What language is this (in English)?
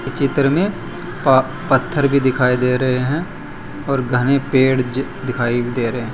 Hindi